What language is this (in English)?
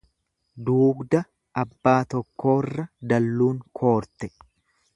Oromo